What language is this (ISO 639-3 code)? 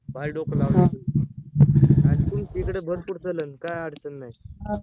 mar